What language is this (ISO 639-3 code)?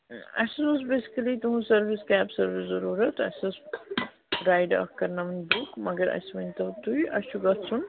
kas